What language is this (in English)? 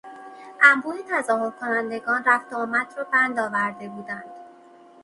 Persian